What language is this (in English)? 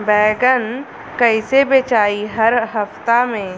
Bhojpuri